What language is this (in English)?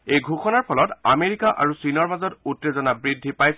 Assamese